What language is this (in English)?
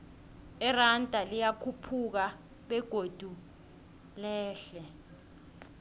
South Ndebele